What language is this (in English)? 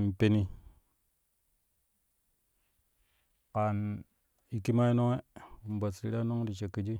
Kushi